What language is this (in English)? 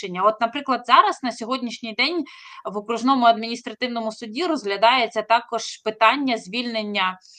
Ukrainian